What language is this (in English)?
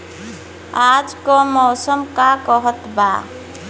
Bhojpuri